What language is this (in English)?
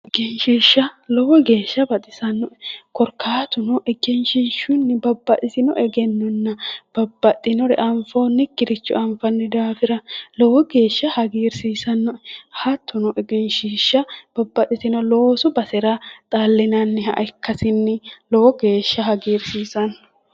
Sidamo